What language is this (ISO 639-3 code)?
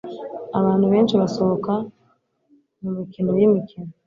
kin